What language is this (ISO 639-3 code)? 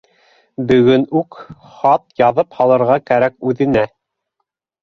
bak